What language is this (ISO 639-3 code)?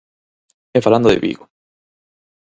glg